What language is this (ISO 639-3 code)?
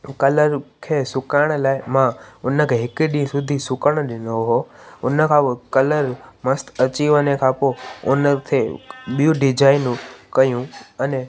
snd